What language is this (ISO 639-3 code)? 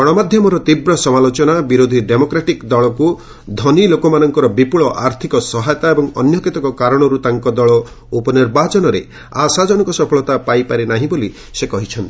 ori